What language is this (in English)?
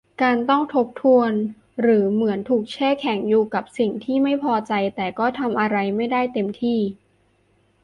Thai